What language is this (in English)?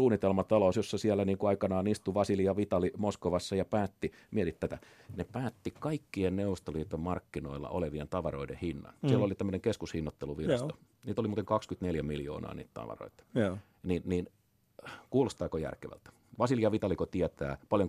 Finnish